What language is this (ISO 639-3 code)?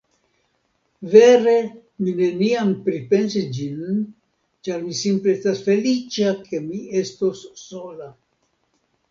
epo